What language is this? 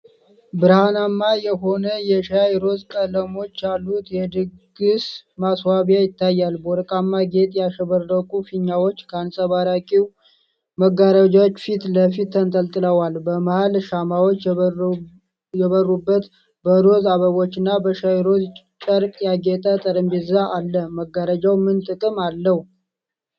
Amharic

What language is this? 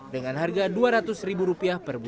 Indonesian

